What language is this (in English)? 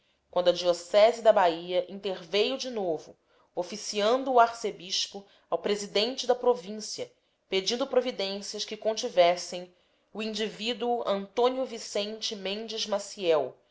Portuguese